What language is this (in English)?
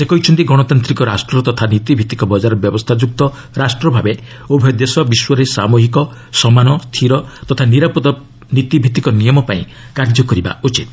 Odia